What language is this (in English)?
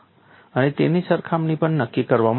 Gujarati